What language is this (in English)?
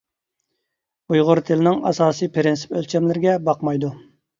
Uyghur